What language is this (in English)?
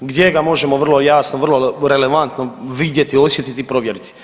Croatian